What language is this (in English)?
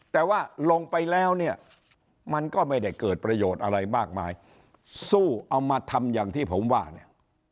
Thai